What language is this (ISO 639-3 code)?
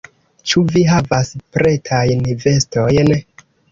epo